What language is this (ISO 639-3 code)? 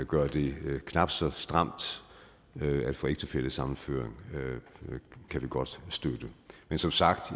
dan